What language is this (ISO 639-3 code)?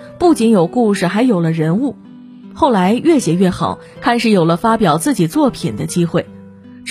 zho